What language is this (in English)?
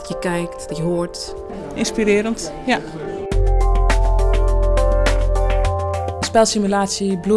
Dutch